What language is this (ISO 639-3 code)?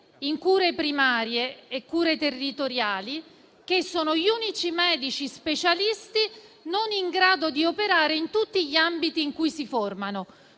ita